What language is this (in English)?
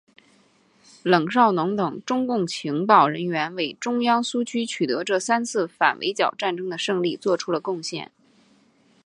Chinese